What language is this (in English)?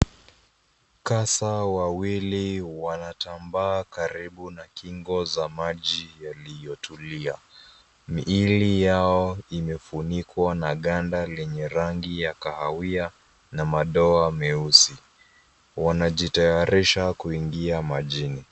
Swahili